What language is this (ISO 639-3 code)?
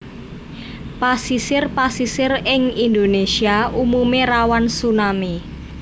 jav